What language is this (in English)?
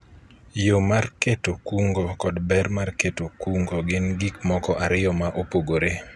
Luo (Kenya and Tanzania)